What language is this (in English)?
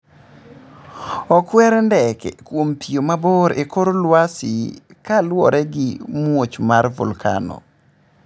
Luo (Kenya and Tanzania)